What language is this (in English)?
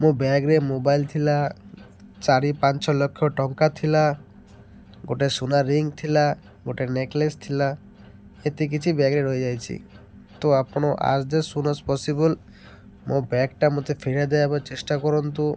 Odia